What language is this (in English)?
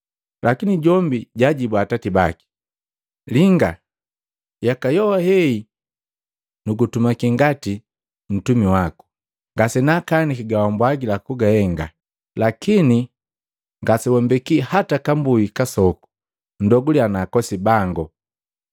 Matengo